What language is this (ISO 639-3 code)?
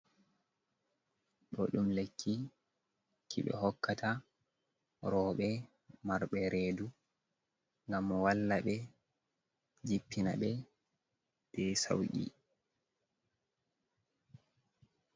ful